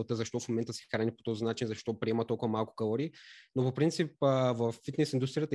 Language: Bulgarian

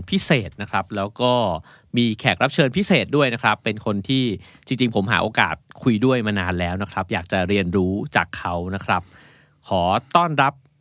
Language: Thai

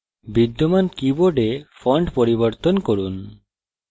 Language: Bangla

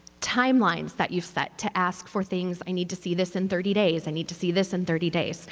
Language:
English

